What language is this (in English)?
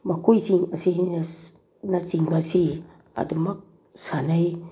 Manipuri